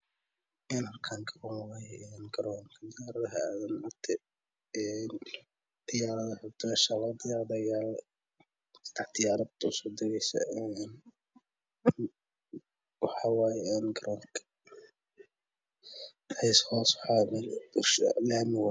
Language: Somali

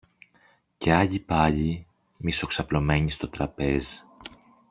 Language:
Greek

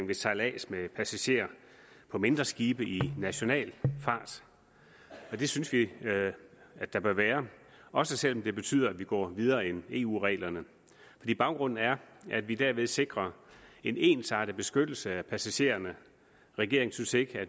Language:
Danish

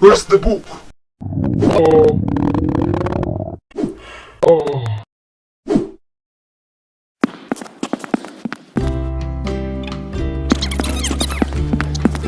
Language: English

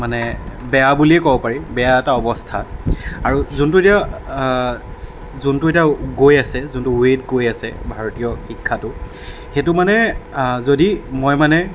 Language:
Assamese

